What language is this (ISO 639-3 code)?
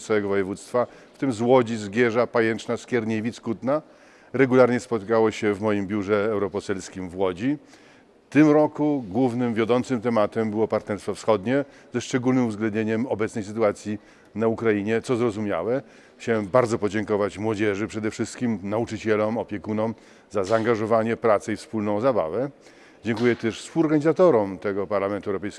pol